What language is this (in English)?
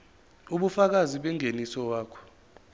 Zulu